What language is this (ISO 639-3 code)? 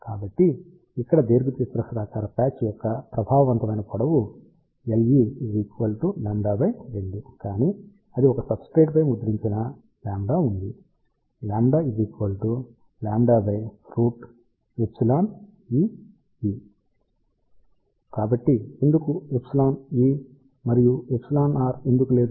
tel